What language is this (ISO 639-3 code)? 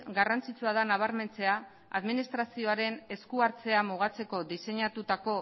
eus